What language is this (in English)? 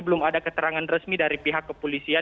Indonesian